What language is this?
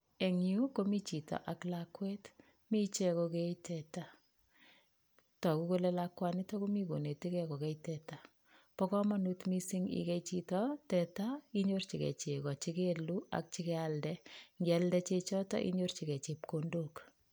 Kalenjin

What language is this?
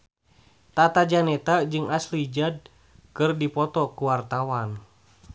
Sundanese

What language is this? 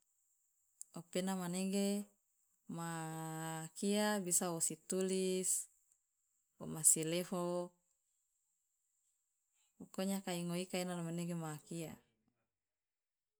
Loloda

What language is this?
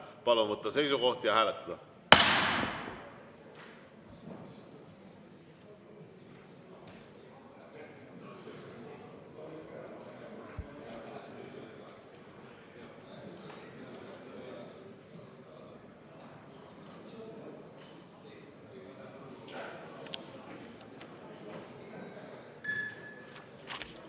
Estonian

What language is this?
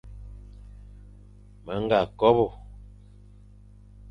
Fang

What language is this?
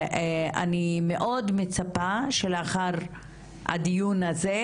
Hebrew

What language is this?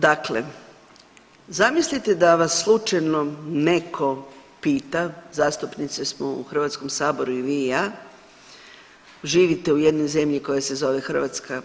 Croatian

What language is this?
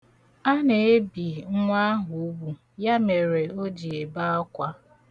Igbo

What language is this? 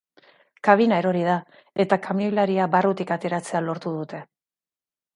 Basque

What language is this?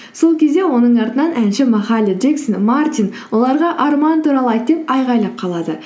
Kazakh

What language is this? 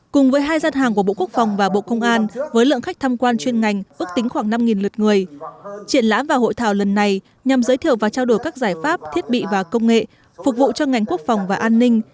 Vietnamese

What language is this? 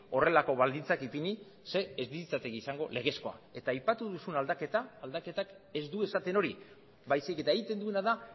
Basque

